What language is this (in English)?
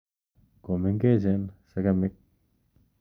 Kalenjin